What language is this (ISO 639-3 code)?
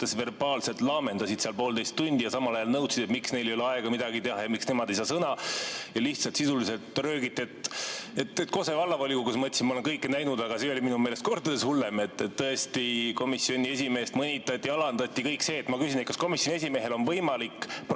est